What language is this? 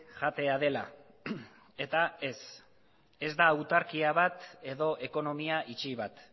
Basque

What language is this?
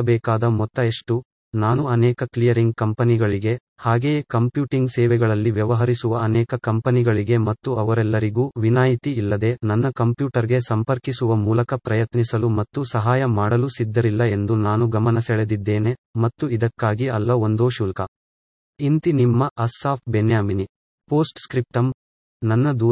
Kannada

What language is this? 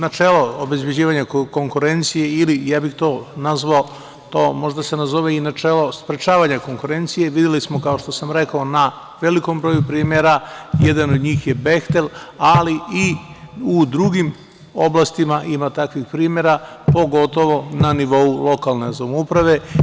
Serbian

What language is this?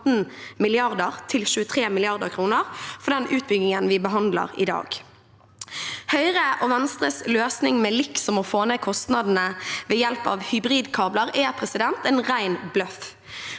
Norwegian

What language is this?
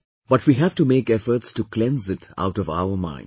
English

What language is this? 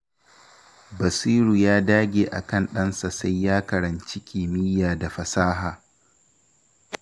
Hausa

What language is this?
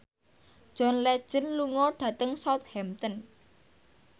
Javanese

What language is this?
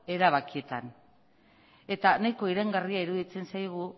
Basque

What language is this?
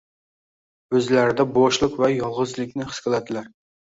Uzbek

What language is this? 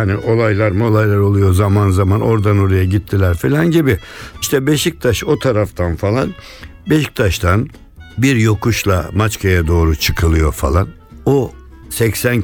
Turkish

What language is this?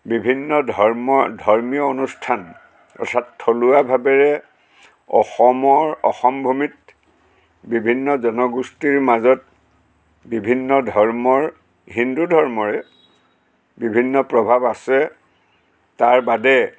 Assamese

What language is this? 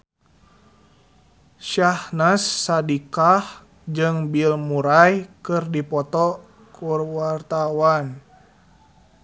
Sundanese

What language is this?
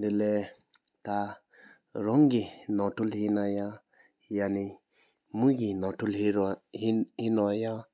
Sikkimese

